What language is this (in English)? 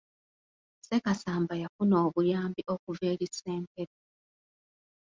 Ganda